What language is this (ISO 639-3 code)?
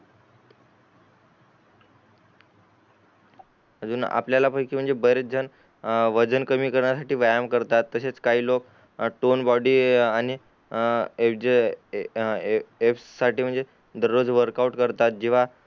mar